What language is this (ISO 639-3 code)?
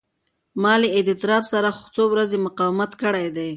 pus